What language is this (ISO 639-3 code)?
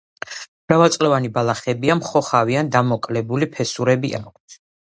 kat